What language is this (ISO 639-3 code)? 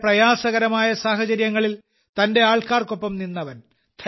mal